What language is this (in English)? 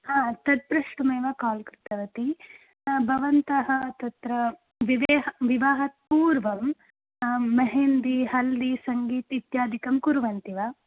Sanskrit